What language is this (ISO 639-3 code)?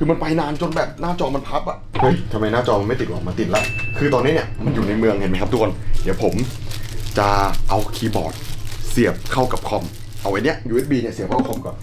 tha